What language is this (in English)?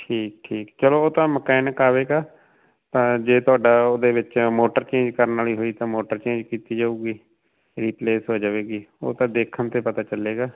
Punjabi